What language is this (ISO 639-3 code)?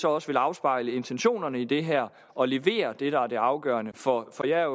dan